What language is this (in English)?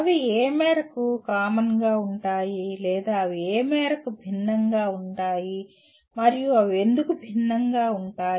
Telugu